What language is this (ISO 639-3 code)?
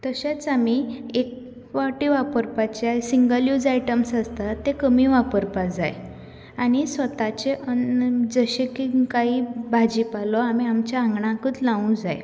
kok